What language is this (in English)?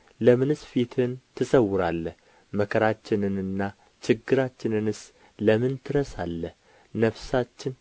Amharic